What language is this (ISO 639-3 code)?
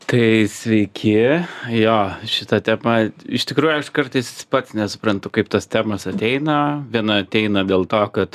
lit